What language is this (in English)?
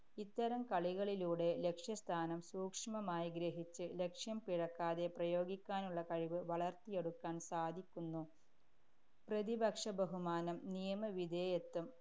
Malayalam